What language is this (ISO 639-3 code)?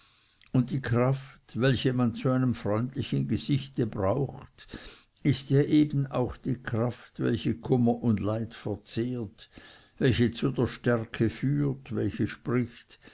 deu